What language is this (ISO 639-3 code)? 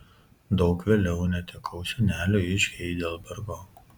lit